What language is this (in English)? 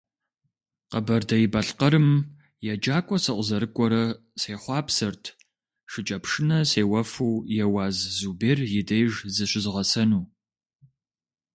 Kabardian